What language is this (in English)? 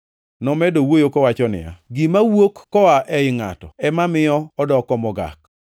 Luo (Kenya and Tanzania)